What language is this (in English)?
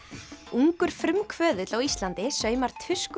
Icelandic